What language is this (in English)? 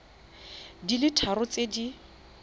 Tswana